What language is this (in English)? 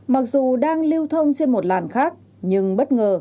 Vietnamese